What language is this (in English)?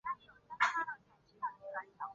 Chinese